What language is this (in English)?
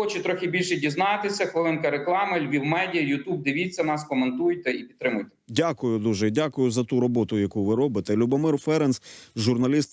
Ukrainian